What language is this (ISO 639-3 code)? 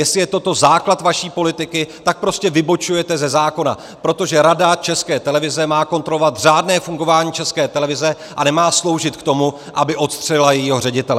ces